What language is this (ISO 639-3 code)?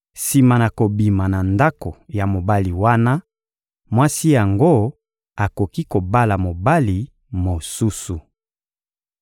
lin